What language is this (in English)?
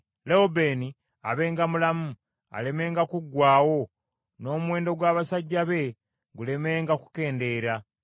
Ganda